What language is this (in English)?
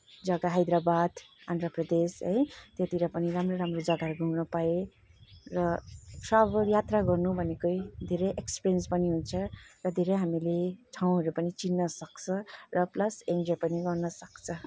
Nepali